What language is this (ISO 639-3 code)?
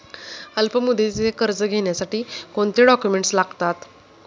mar